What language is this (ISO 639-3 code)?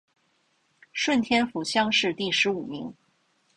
zho